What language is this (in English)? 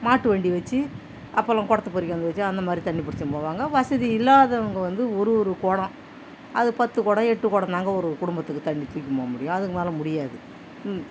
Tamil